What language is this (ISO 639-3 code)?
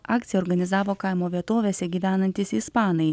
lit